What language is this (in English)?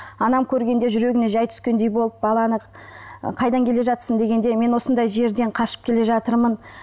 Kazakh